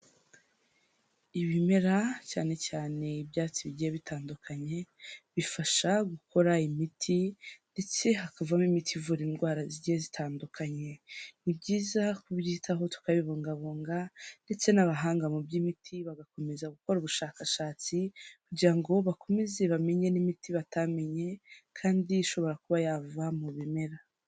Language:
Kinyarwanda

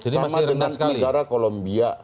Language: Indonesian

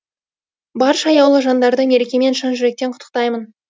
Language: Kazakh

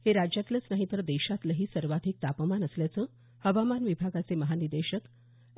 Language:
Marathi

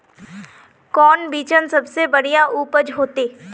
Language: Magahi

